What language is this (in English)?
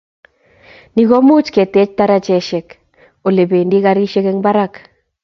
Kalenjin